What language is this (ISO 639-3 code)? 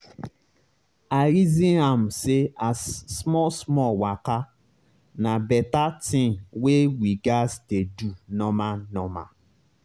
pcm